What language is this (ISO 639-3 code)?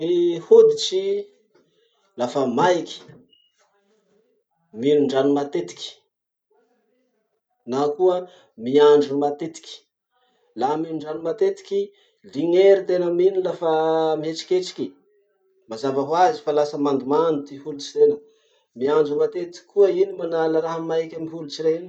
msh